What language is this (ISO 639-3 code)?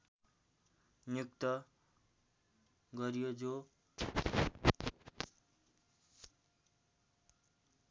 nep